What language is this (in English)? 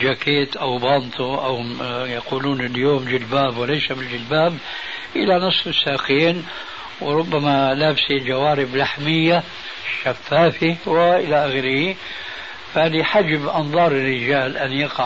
Arabic